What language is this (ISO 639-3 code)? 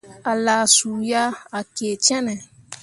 mua